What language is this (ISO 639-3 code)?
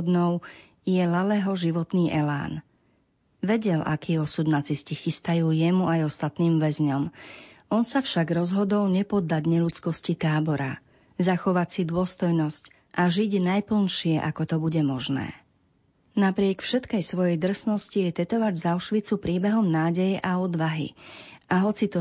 slk